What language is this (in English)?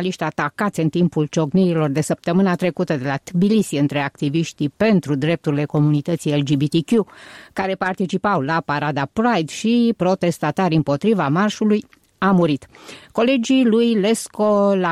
Romanian